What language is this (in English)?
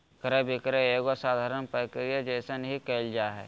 Magahi